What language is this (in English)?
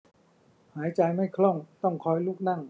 Thai